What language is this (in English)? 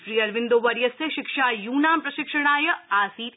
Sanskrit